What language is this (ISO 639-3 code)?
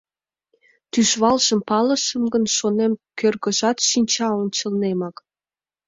chm